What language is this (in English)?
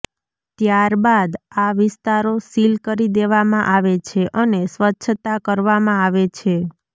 Gujarati